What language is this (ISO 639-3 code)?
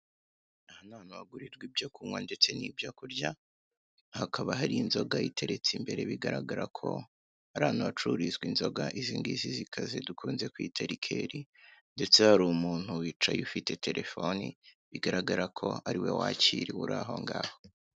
kin